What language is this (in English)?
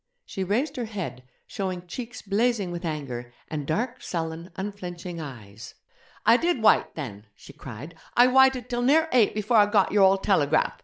English